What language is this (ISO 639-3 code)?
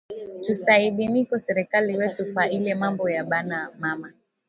swa